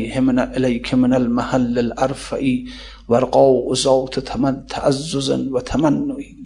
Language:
Persian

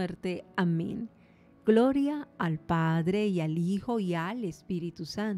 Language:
Spanish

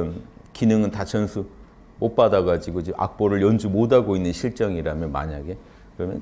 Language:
Korean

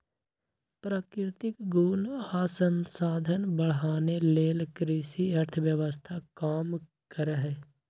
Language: Magahi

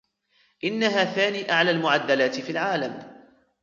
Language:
Arabic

